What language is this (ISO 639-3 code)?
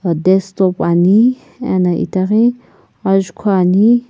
nsm